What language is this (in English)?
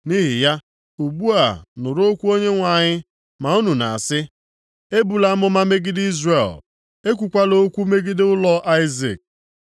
Igbo